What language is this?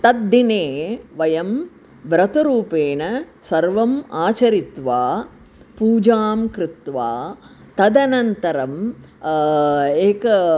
Sanskrit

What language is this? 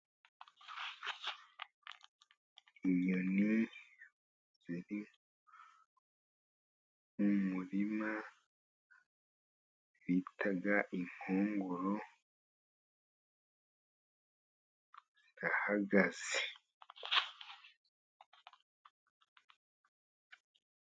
Kinyarwanda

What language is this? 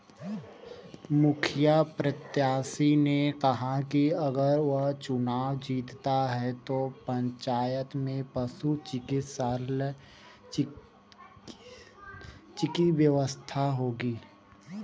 Hindi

